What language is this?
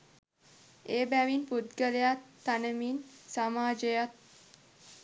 Sinhala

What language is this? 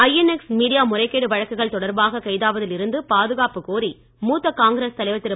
Tamil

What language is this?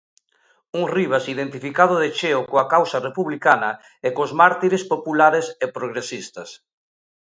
Galician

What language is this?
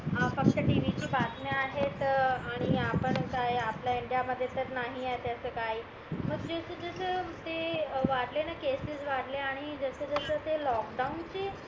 Marathi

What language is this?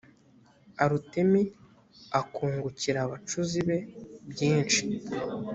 Kinyarwanda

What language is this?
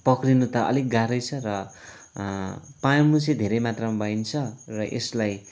Nepali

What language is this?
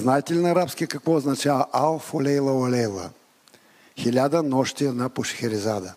Bulgarian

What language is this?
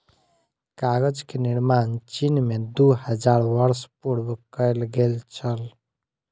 Maithili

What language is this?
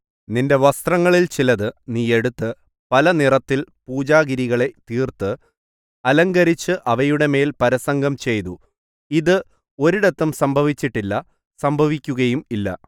Malayalam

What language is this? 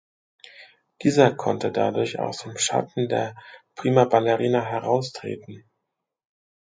German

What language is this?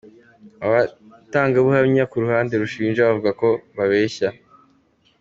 Kinyarwanda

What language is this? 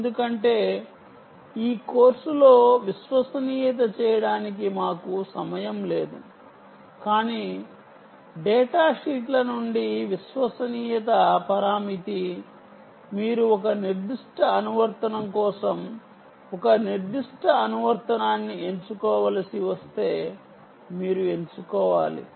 Telugu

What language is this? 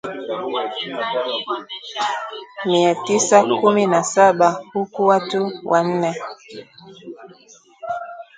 Swahili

